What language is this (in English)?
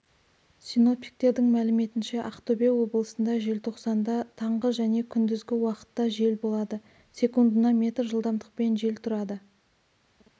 Kazakh